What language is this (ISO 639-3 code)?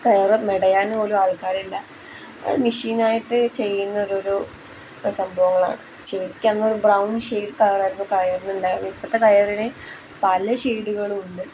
mal